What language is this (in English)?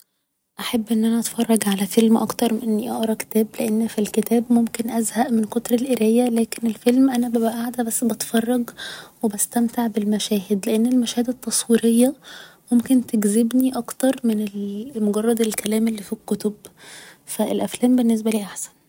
Egyptian Arabic